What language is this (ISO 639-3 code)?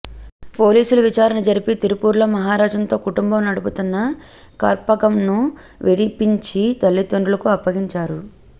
tel